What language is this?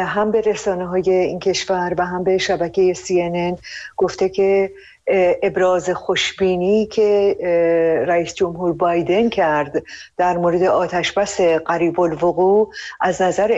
Persian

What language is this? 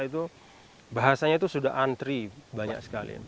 Indonesian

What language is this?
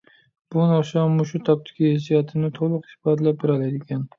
Uyghur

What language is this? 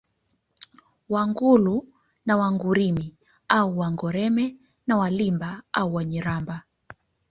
Swahili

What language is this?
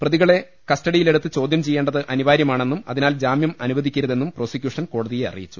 Malayalam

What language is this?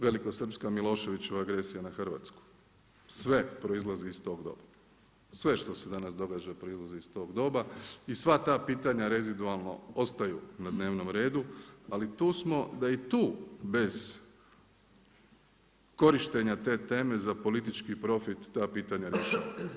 Croatian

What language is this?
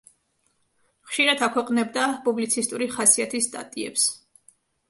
Georgian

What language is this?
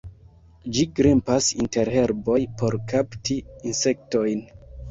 Esperanto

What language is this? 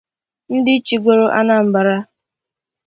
Igbo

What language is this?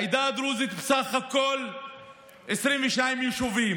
Hebrew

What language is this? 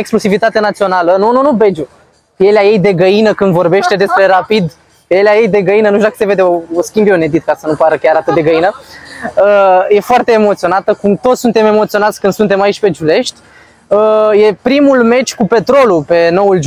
Romanian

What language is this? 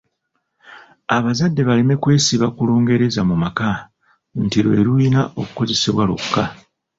Ganda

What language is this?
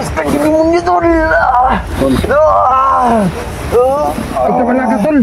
Filipino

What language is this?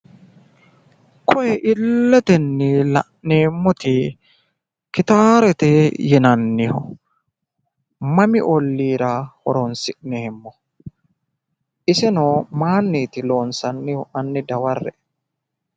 Sidamo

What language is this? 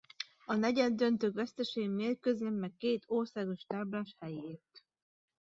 Hungarian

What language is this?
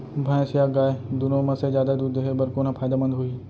Chhattisgarhi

